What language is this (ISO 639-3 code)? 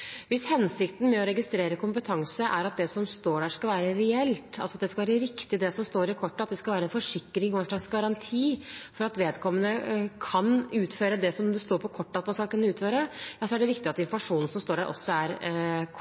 nob